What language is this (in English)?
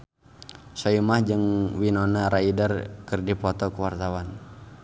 Sundanese